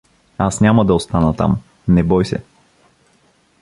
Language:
Bulgarian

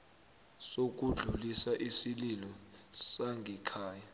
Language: South Ndebele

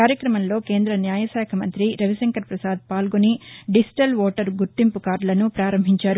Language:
Telugu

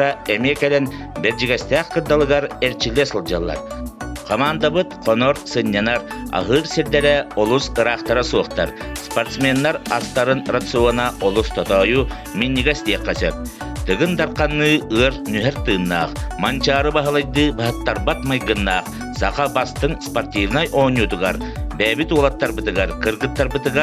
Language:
Turkish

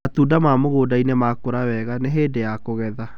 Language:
Kikuyu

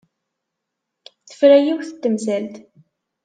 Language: Kabyle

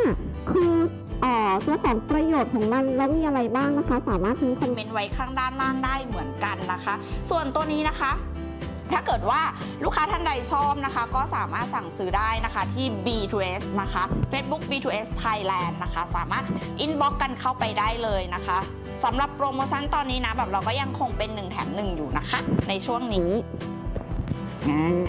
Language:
Thai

